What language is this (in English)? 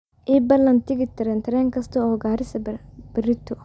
Somali